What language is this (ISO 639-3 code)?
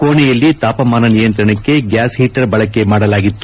kan